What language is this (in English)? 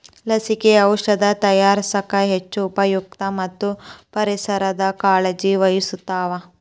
Kannada